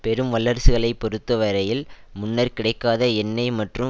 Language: Tamil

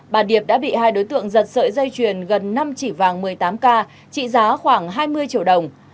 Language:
Vietnamese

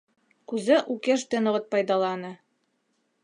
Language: Mari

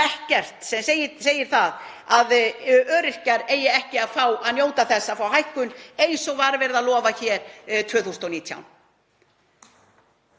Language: Icelandic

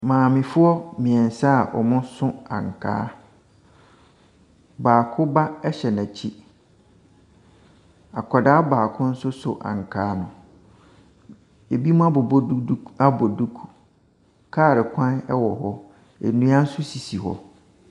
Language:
Akan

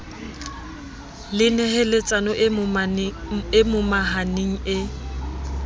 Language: Southern Sotho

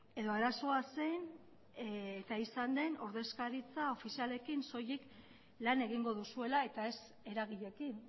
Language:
Basque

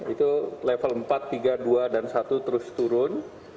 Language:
Indonesian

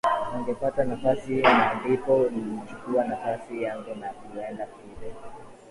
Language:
Swahili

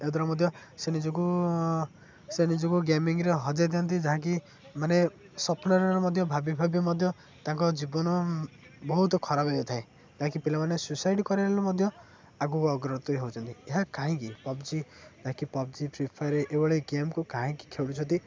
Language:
Odia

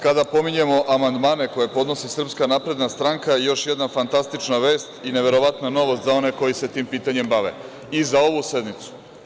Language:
Serbian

